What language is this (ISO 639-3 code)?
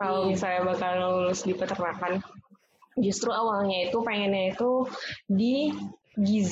ind